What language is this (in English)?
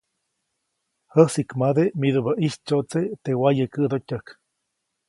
Copainalá Zoque